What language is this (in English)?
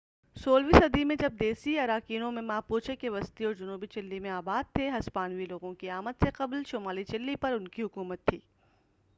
Urdu